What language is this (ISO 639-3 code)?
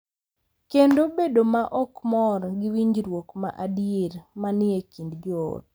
luo